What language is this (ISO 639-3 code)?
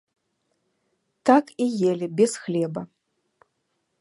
bel